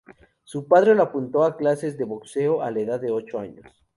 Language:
Spanish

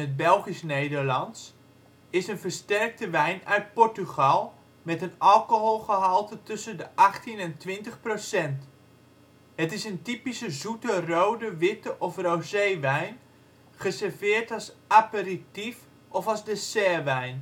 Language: Dutch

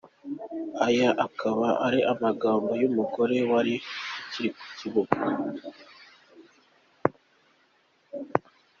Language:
Kinyarwanda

